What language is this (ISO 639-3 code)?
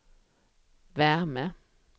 swe